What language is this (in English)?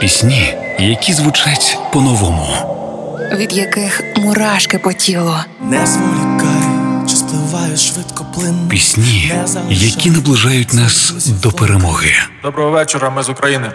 Ukrainian